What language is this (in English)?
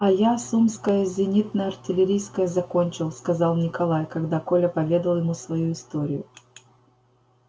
Russian